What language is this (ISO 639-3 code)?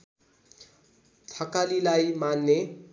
nep